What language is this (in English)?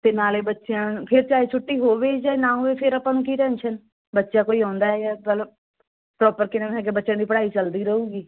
Punjabi